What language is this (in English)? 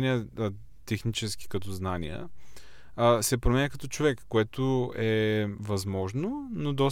Bulgarian